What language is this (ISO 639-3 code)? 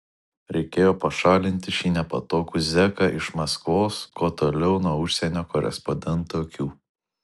lit